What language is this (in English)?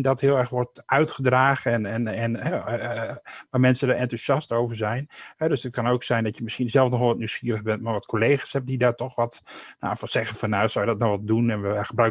Dutch